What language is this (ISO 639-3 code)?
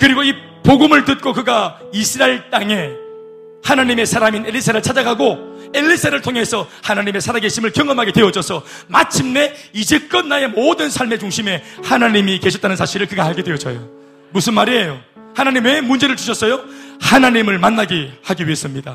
kor